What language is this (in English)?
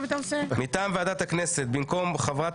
Hebrew